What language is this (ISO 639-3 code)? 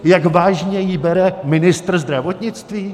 ces